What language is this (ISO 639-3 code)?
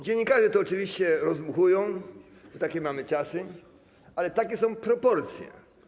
pol